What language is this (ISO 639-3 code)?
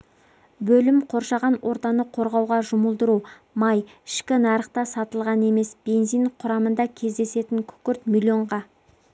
kaz